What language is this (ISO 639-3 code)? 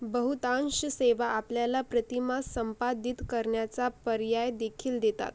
mar